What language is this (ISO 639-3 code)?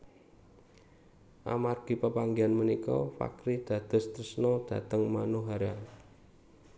jav